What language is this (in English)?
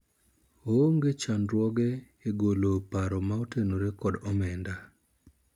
Luo (Kenya and Tanzania)